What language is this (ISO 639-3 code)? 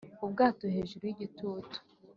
kin